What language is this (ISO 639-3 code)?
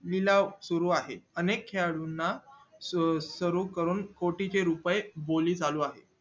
mar